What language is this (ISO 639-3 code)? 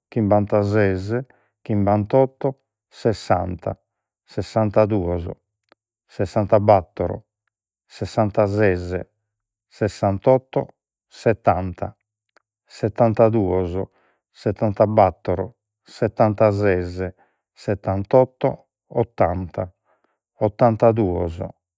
srd